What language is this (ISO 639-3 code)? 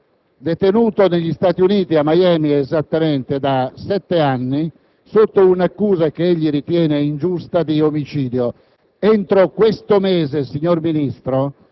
ita